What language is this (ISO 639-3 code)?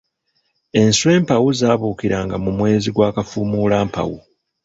lug